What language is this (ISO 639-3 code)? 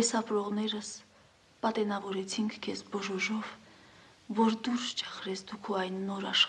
ron